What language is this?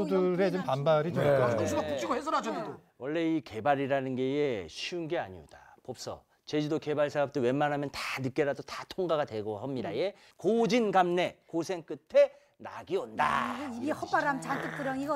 Korean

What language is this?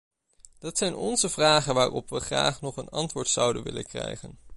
Dutch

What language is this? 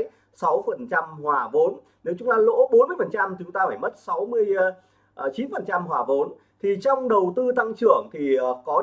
Vietnamese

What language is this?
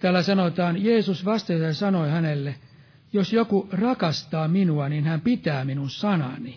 Finnish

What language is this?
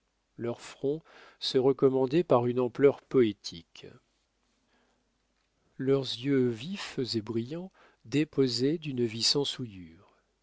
French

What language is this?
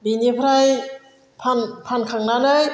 Bodo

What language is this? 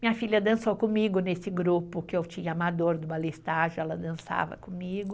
Portuguese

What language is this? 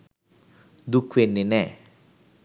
Sinhala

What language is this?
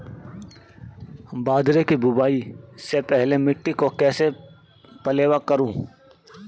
Hindi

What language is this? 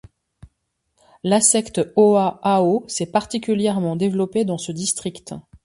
French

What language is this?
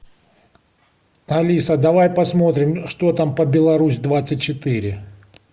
Russian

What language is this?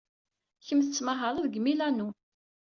Kabyle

